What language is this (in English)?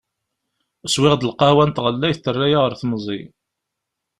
Kabyle